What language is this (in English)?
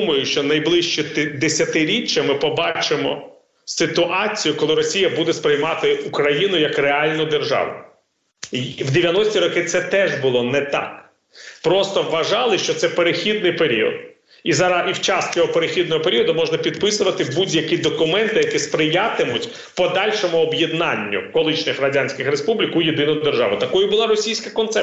Ukrainian